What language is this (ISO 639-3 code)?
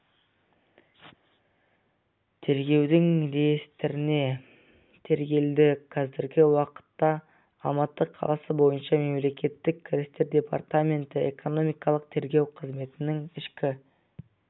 kaz